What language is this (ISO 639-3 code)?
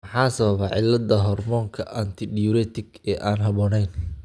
som